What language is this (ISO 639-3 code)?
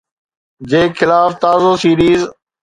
snd